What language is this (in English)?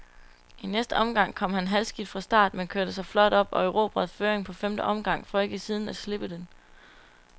Danish